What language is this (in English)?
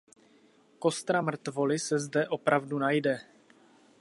Czech